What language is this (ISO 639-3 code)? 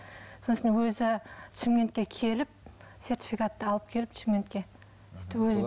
kaz